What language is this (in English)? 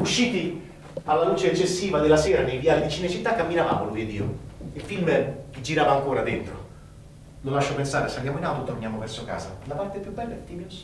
Italian